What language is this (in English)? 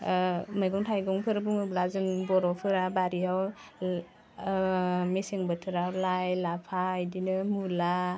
Bodo